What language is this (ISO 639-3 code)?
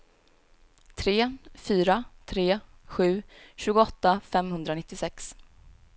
swe